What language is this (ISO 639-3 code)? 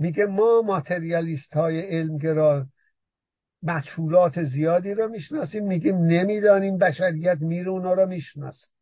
fas